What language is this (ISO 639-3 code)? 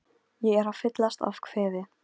isl